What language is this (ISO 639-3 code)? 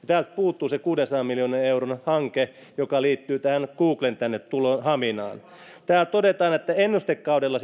fin